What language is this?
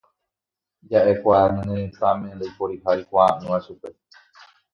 Guarani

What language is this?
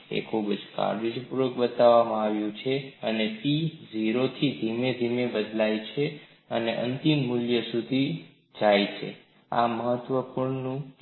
Gujarati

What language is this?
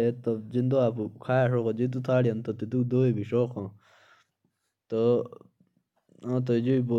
Jaunsari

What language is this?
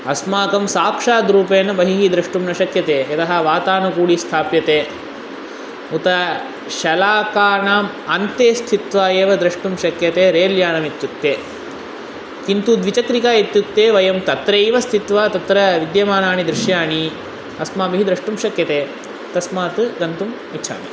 Sanskrit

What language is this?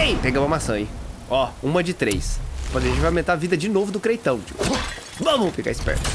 Portuguese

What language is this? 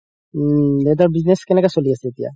Assamese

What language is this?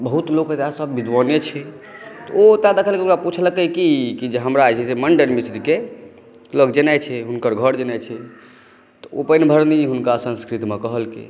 Maithili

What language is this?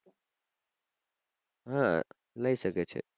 Gujarati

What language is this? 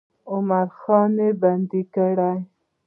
Pashto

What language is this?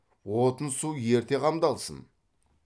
Kazakh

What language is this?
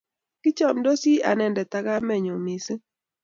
Kalenjin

